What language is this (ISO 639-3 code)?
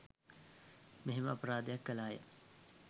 sin